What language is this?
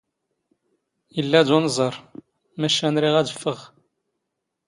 Standard Moroccan Tamazight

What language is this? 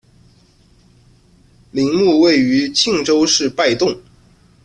Chinese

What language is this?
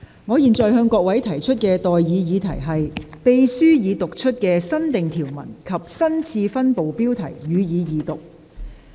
Cantonese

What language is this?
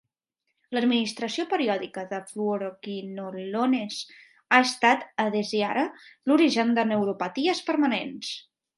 Catalan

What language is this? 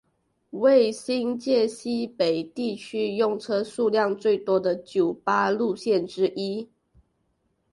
Chinese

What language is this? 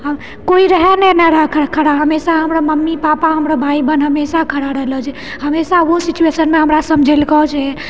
Maithili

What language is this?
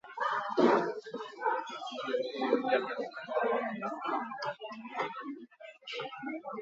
Basque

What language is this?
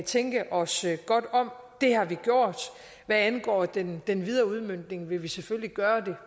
Danish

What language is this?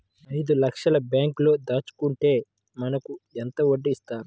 Telugu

